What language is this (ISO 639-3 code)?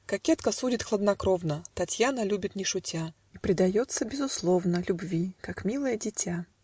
rus